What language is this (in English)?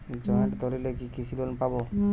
Bangla